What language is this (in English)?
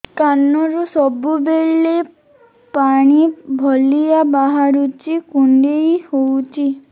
Odia